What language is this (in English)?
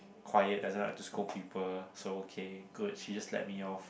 English